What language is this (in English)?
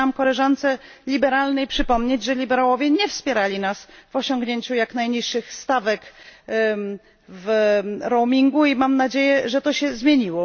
Polish